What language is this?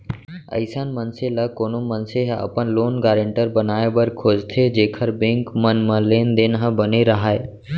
Chhattisgarhi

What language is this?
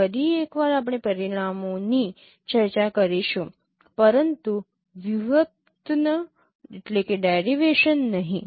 Gujarati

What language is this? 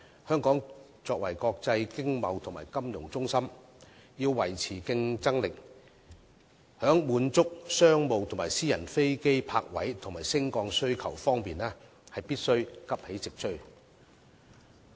Cantonese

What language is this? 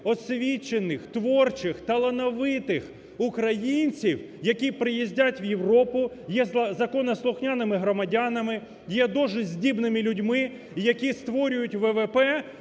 Ukrainian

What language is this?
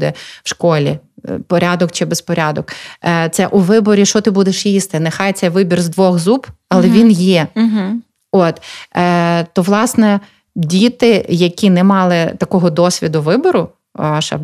Ukrainian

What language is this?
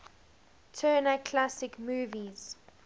English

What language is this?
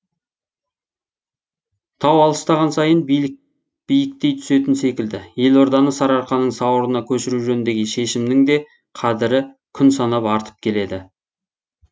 Kazakh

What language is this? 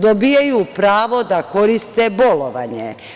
Serbian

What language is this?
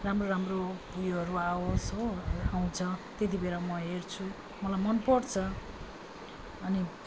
Nepali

